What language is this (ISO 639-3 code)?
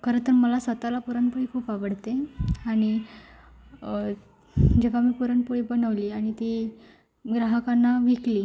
mar